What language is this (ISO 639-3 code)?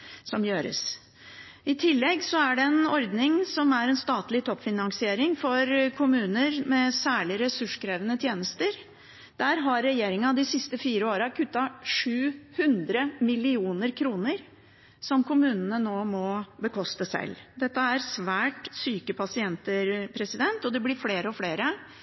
nob